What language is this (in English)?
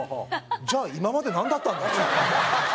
Japanese